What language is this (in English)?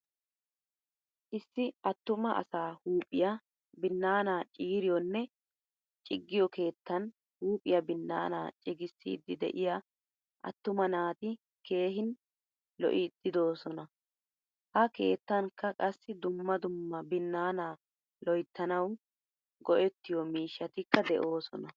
Wolaytta